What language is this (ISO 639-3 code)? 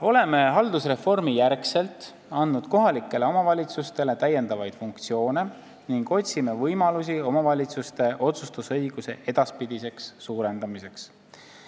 est